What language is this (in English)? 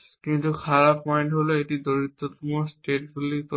Bangla